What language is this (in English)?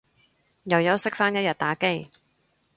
Cantonese